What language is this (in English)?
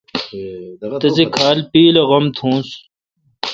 Kalkoti